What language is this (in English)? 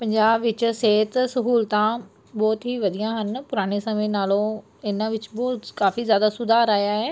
Punjabi